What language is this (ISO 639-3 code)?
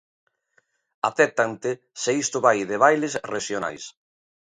glg